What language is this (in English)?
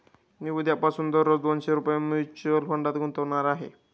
Marathi